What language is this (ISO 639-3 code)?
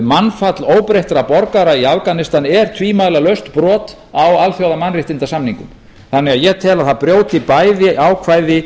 isl